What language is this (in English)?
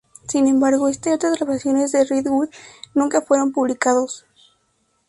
Spanish